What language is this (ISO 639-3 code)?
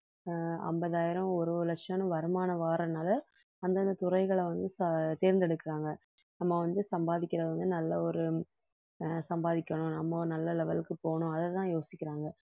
tam